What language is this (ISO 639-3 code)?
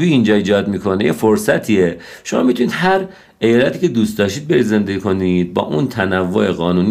fas